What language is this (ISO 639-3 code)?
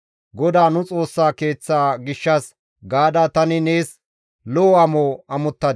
gmv